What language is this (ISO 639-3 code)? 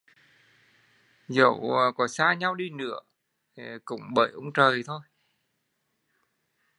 vie